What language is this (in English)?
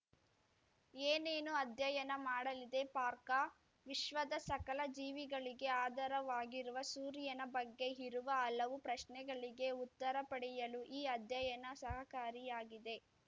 Kannada